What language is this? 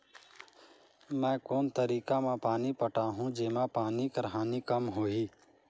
Chhattisgarhi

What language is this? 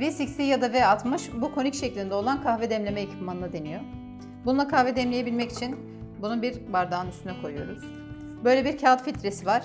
Turkish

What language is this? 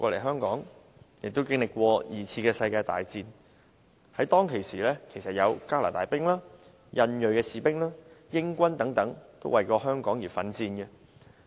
Cantonese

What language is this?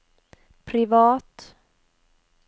Norwegian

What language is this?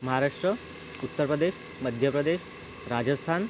Marathi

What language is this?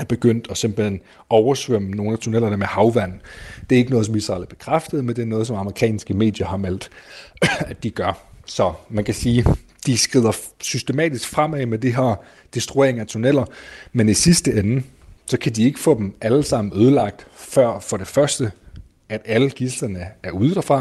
Danish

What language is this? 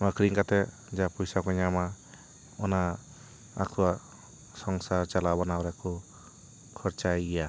Santali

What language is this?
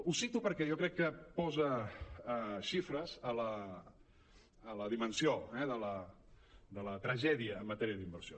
Catalan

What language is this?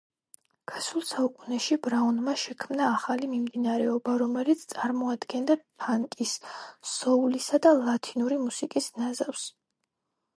Georgian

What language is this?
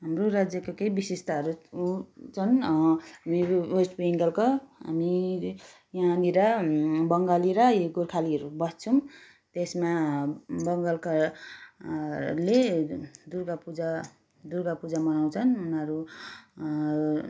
Nepali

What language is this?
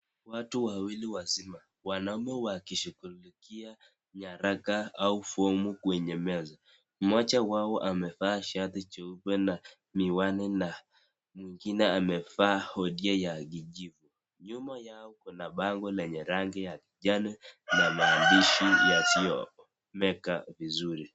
Swahili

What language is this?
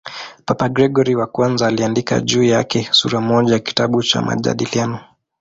Swahili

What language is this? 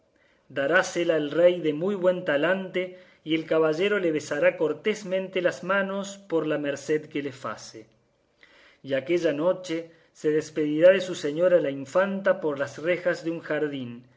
Spanish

